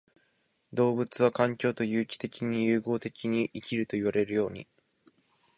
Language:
Japanese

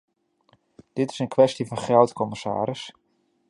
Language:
Dutch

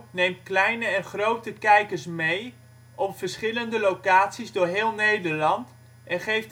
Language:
Dutch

